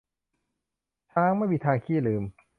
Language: Thai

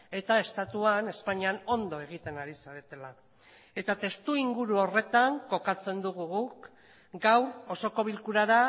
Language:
Basque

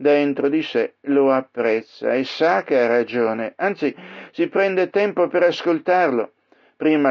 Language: Italian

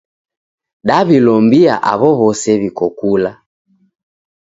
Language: Taita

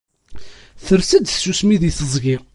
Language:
Kabyle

